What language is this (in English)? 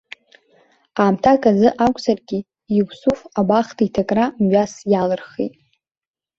Abkhazian